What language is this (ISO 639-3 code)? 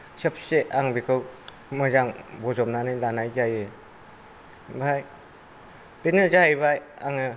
brx